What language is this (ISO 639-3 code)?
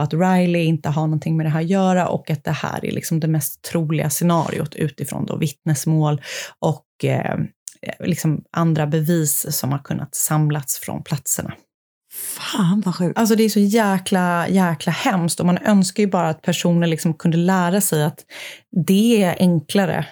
swe